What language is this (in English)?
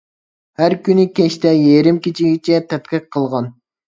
Uyghur